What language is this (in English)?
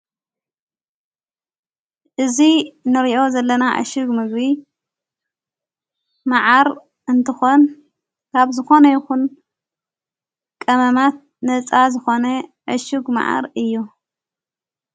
Tigrinya